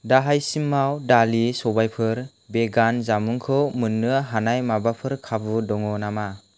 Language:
Bodo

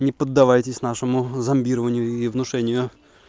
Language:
Russian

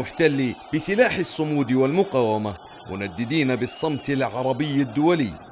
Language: Arabic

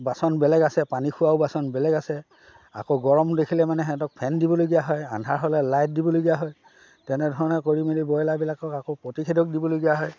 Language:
Assamese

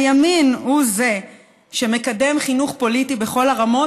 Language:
Hebrew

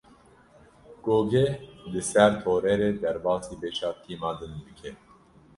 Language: Kurdish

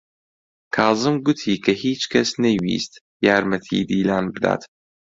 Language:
Central Kurdish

